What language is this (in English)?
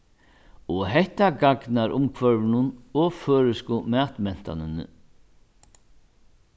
Faroese